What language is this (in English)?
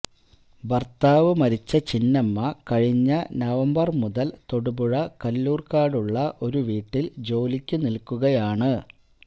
Malayalam